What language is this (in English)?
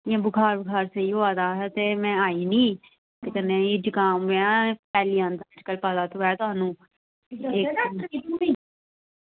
Dogri